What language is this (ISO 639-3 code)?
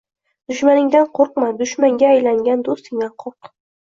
uzb